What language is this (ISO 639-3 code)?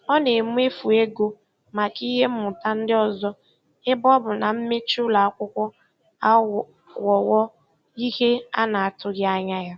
ibo